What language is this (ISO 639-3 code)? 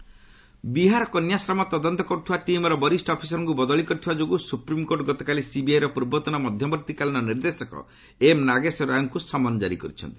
ori